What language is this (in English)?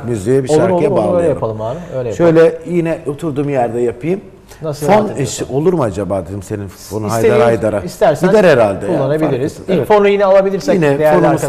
Turkish